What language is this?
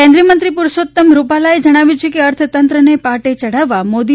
Gujarati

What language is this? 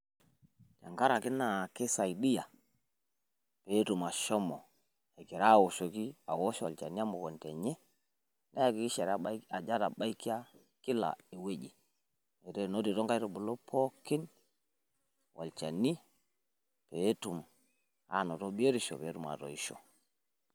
Masai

